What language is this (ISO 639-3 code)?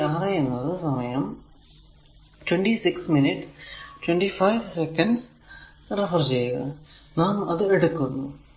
mal